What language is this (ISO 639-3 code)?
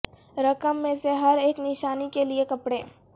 urd